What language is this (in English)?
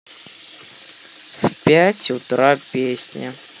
Russian